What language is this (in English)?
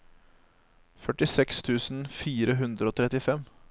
Norwegian